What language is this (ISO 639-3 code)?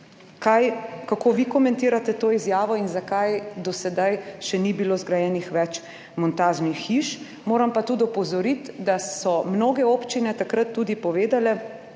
slv